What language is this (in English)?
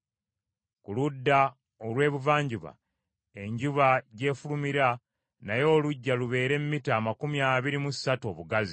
Ganda